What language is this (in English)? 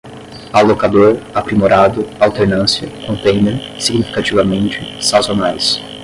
Portuguese